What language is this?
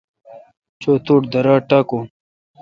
Kalkoti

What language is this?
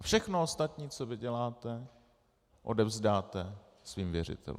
Czech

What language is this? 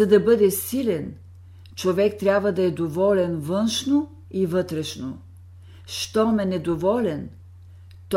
Bulgarian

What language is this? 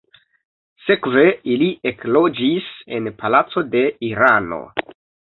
Esperanto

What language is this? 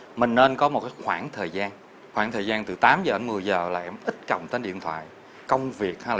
Vietnamese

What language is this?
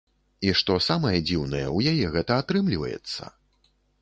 Belarusian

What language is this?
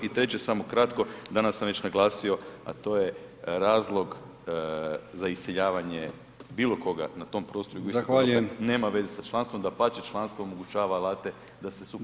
Croatian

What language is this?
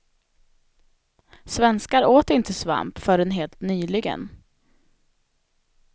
Swedish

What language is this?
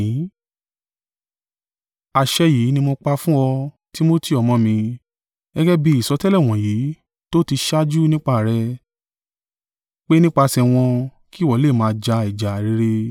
Yoruba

